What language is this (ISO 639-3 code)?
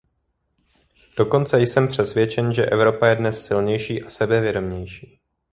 ces